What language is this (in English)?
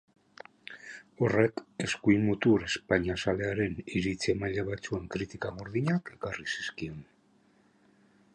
Basque